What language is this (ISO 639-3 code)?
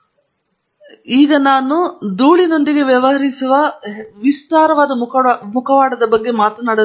kan